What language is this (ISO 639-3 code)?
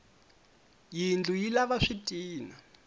tso